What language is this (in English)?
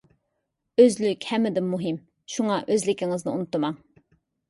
Uyghur